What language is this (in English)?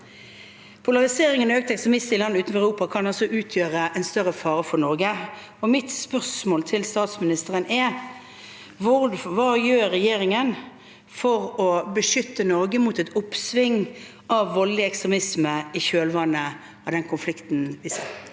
Norwegian